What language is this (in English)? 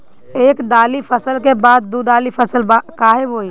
Bhojpuri